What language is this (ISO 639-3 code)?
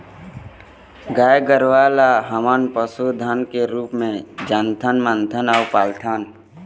hne